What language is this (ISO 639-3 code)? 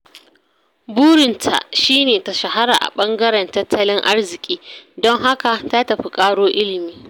hau